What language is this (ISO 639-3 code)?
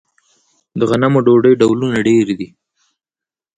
pus